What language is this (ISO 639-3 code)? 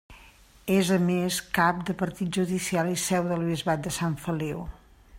cat